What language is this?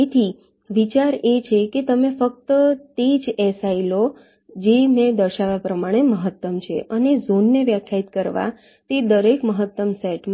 Gujarati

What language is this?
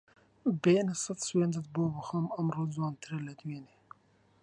Central Kurdish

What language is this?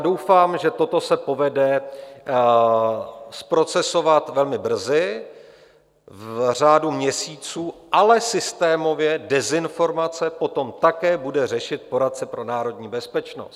Czech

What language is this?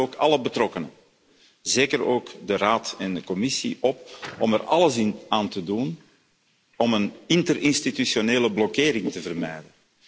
Dutch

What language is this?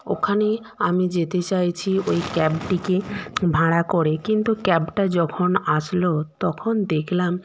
Bangla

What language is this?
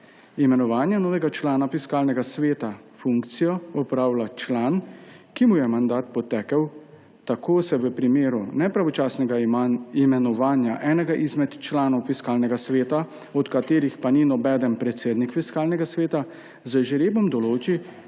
Slovenian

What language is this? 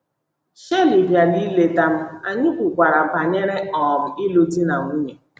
Igbo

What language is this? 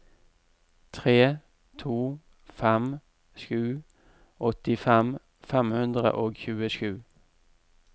Norwegian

